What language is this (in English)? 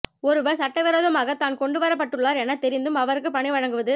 Tamil